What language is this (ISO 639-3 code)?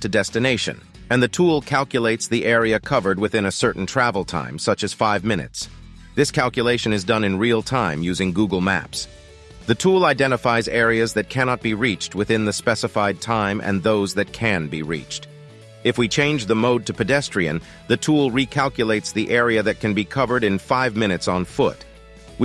eng